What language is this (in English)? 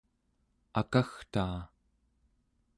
Central Yupik